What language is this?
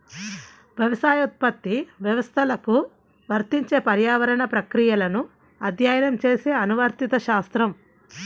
Telugu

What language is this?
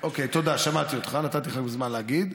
Hebrew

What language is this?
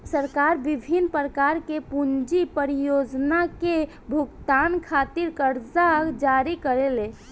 Bhojpuri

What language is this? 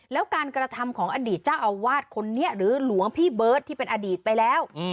Thai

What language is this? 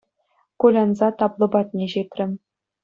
Chuvash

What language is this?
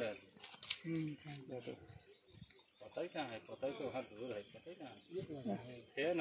Arabic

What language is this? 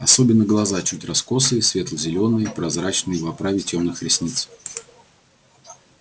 Russian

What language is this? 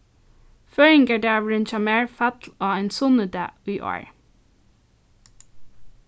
Faroese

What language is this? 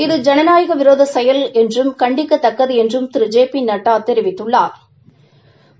Tamil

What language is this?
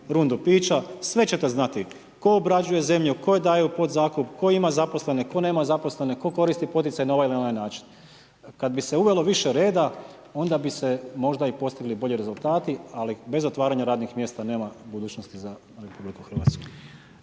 Croatian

